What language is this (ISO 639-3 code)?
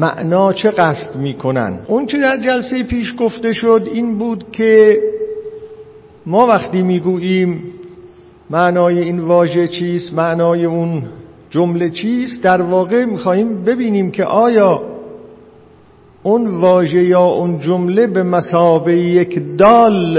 fas